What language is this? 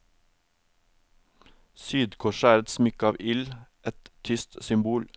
Norwegian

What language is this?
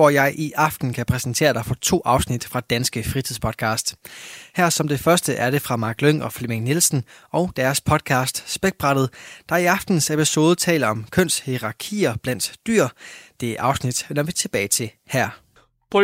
Danish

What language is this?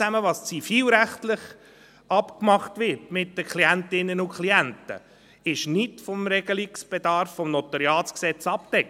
Swiss German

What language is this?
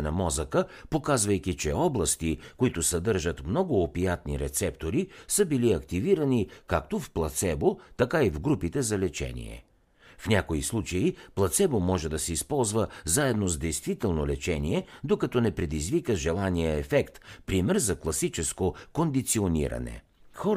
Bulgarian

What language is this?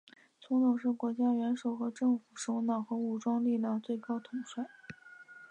Chinese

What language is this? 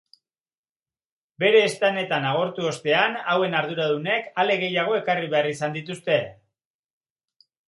Basque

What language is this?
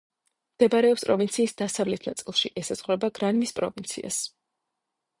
Georgian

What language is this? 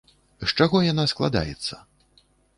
Belarusian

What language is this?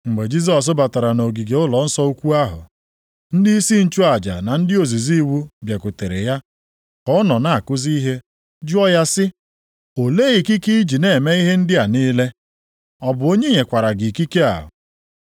Igbo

